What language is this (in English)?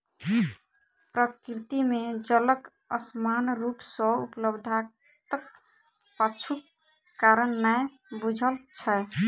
Maithili